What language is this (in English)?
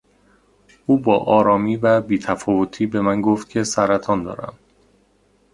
Persian